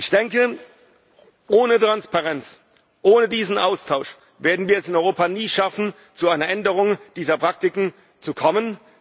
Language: German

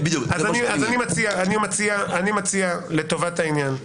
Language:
Hebrew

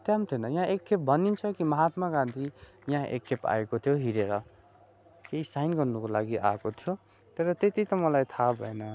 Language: Nepali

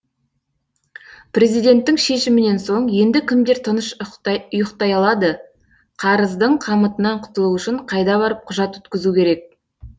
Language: Kazakh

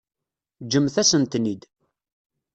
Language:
Kabyle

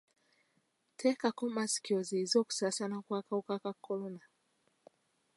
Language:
Ganda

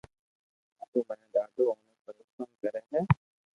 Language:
Loarki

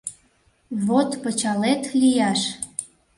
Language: Mari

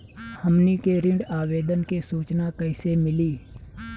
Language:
Bhojpuri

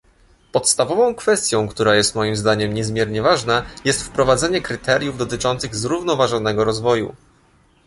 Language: Polish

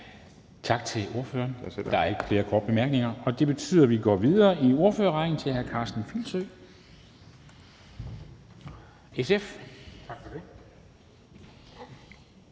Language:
Danish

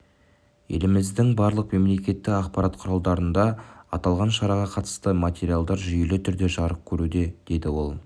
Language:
Kazakh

